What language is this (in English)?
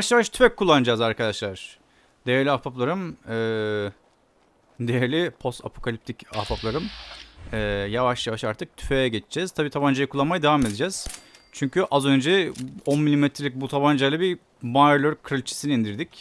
Turkish